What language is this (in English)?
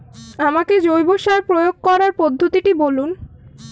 Bangla